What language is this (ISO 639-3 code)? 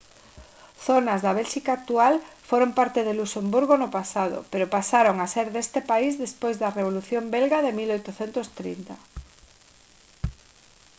glg